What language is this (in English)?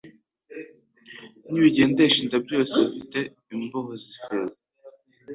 Kinyarwanda